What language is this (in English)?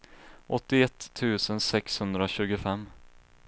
Swedish